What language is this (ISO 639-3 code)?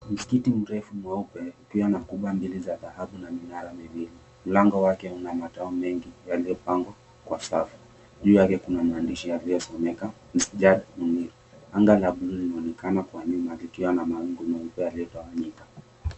swa